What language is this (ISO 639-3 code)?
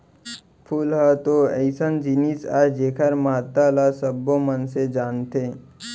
hne